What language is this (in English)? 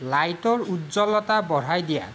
Assamese